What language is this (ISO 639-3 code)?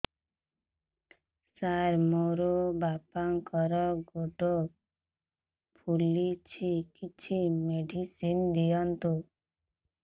ori